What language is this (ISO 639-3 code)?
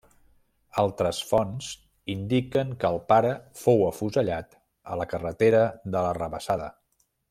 cat